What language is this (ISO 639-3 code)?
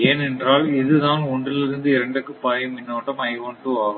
tam